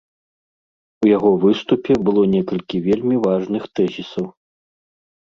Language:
Belarusian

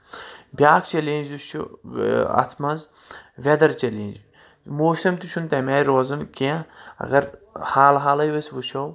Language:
Kashmiri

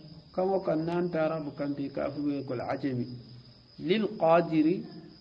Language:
Arabic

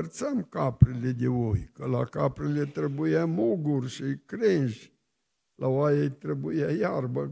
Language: Romanian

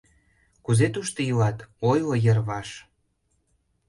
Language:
Mari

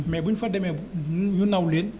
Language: Wolof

